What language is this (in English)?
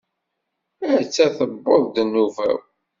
Kabyle